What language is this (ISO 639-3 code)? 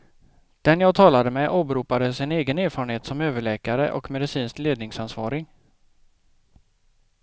swe